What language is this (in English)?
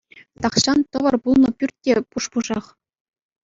Chuvash